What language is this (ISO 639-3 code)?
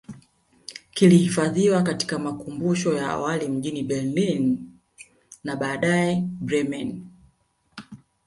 swa